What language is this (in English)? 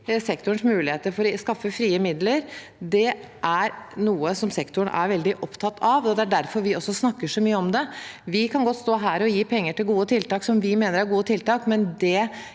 Norwegian